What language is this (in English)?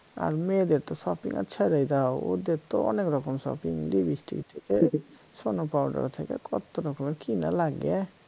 Bangla